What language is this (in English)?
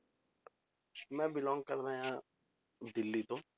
Punjabi